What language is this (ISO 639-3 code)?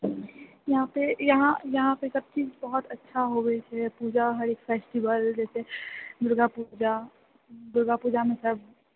mai